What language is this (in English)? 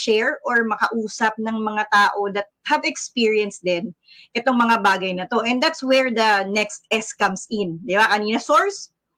Filipino